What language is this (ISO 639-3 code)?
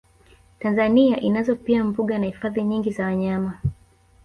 swa